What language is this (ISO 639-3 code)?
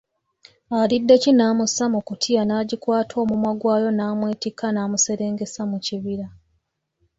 lug